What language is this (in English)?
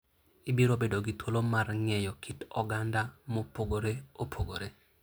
Luo (Kenya and Tanzania)